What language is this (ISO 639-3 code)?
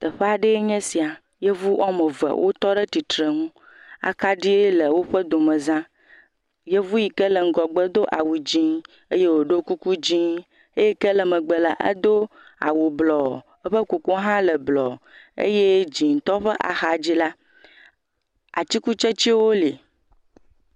ewe